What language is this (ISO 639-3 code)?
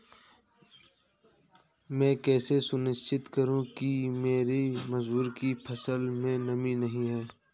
hin